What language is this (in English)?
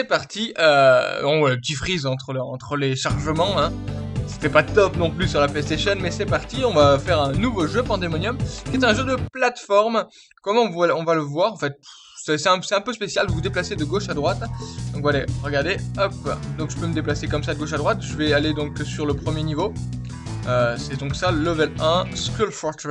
French